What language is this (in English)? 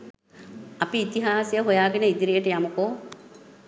Sinhala